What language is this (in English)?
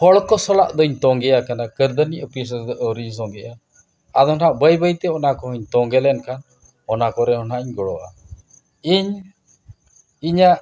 Santali